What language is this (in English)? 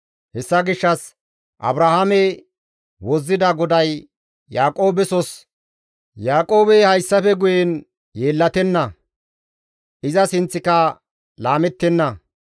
Gamo